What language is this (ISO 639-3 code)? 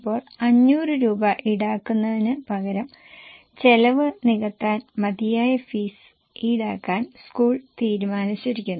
mal